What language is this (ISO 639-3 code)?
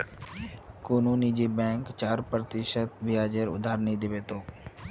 mag